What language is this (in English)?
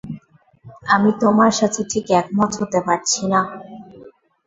Bangla